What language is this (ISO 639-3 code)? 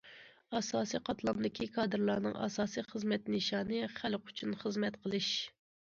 uig